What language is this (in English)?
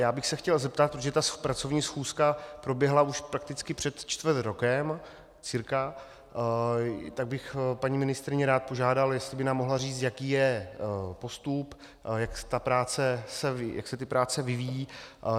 Czech